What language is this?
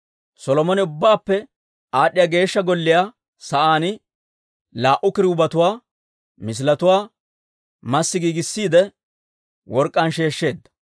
Dawro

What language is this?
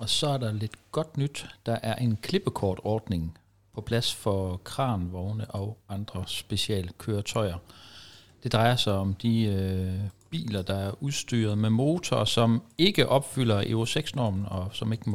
Danish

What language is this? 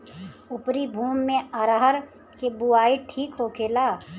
Bhojpuri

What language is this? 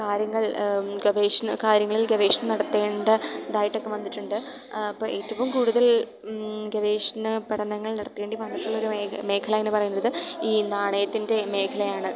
Malayalam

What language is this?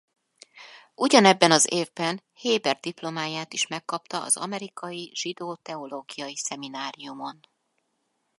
Hungarian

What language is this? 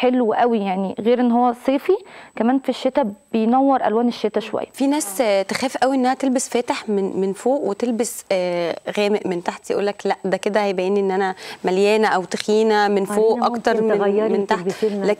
Arabic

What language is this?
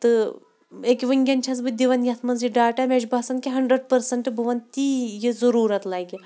Kashmiri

